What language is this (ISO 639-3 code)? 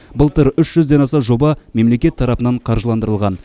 kaz